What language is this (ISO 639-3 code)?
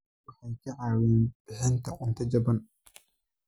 som